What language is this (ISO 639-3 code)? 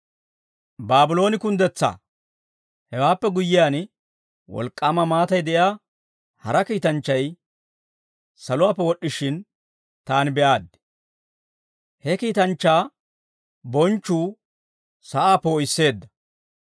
dwr